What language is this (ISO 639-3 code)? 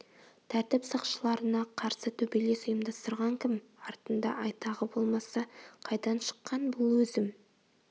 kaz